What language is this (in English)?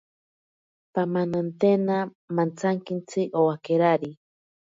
Ashéninka Perené